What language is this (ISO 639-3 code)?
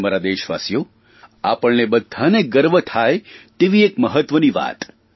guj